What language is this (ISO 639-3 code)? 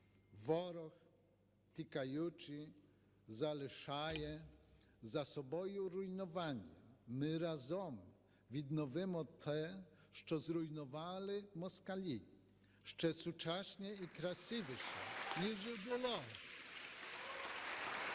ukr